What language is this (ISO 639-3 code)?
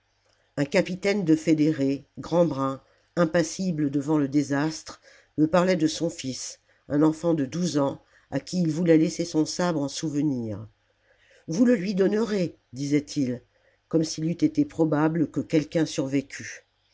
fra